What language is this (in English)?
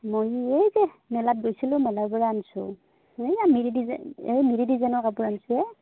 Assamese